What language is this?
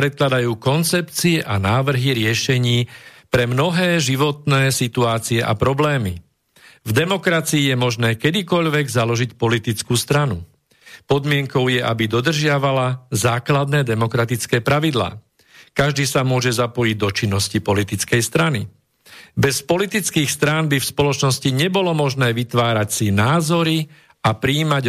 Slovak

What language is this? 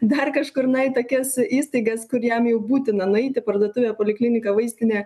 Lithuanian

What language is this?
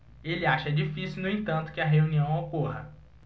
Portuguese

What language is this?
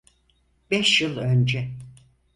Turkish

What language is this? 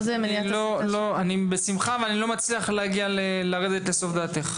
Hebrew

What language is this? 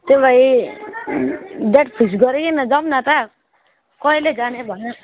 Nepali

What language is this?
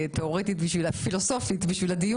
Hebrew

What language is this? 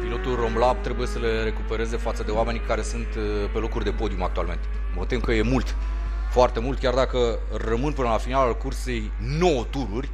Romanian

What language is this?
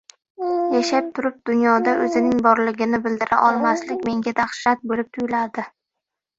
Uzbek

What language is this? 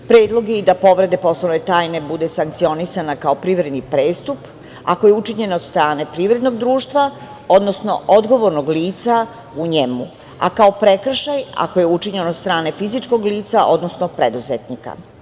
Serbian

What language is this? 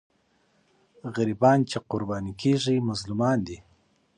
Pashto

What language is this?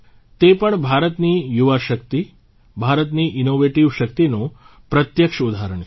Gujarati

